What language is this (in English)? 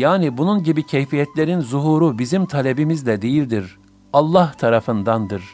Turkish